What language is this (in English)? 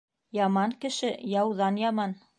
Bashkir